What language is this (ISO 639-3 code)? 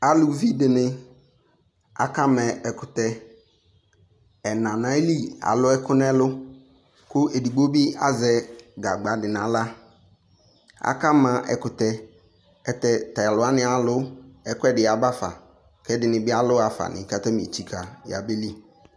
kpo